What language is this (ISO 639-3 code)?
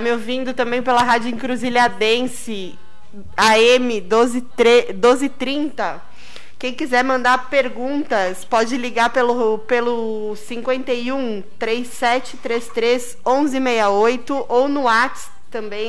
por